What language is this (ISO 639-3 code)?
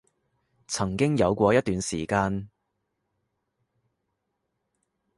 yue